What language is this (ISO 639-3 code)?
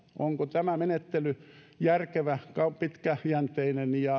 fin